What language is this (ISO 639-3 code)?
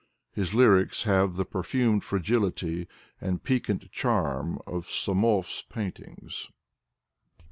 eng